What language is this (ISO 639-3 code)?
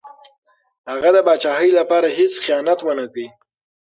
pus